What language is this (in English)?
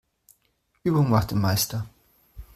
German